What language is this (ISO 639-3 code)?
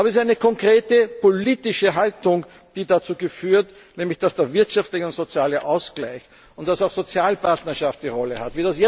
deu